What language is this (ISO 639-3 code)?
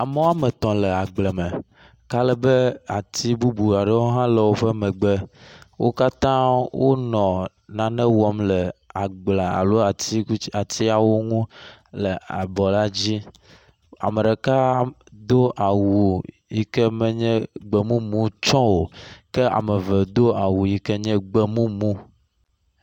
ewe